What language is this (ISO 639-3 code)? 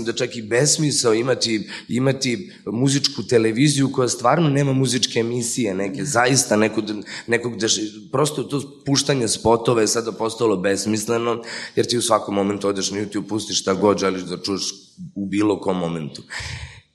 hrv